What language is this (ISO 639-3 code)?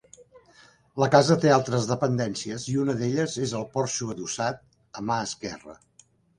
cat